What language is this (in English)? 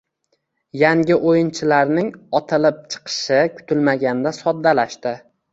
Uzbek